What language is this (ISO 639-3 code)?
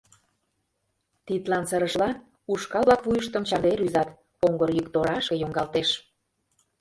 chm